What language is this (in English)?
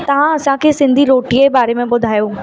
Sindhi